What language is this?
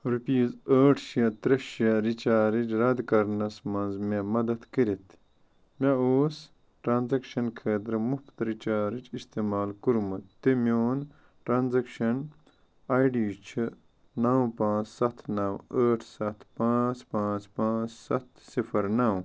Kashmiri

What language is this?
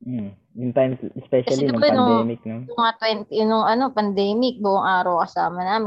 Filipino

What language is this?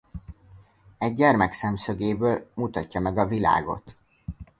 Hungarian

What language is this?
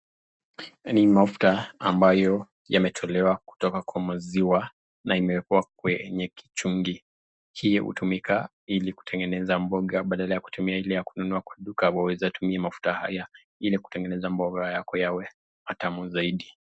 Swahili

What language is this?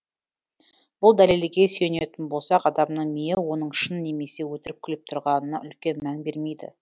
Kazakh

